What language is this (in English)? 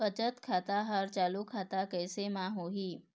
Chhattisgarhi